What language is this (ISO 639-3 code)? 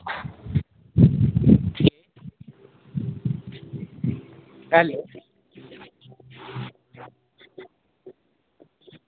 doi